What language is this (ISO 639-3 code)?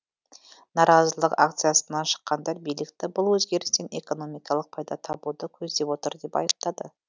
kaz